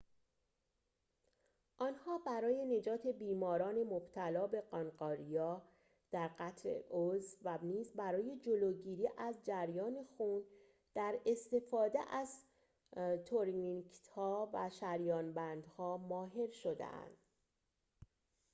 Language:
Persian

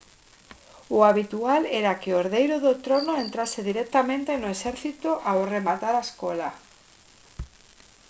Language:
Galician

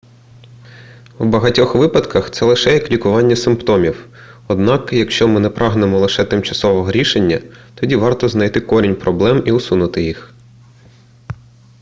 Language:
Ukrainian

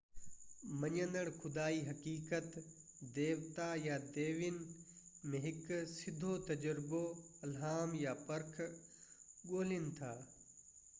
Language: Sindhi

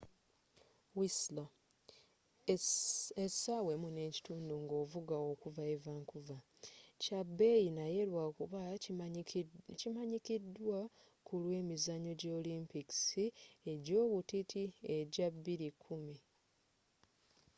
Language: Ganda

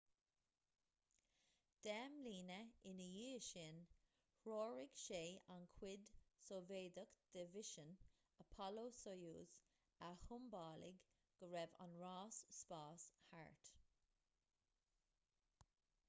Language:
Irish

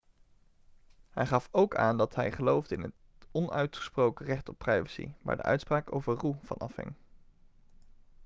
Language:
Dutch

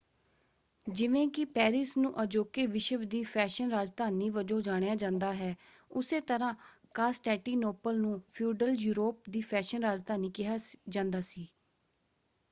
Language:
Punjabi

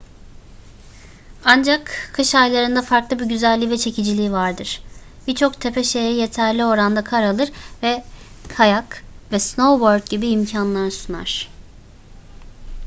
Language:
Turkish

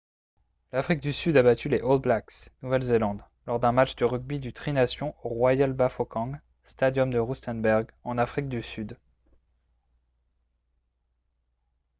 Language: French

